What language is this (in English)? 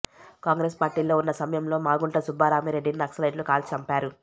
Telugu